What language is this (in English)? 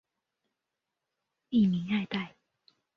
Chinese